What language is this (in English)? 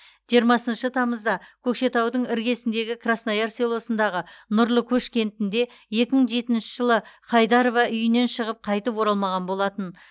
Kazakh